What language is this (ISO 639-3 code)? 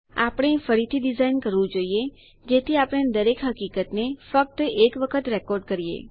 guj